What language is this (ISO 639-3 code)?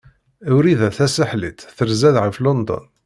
kab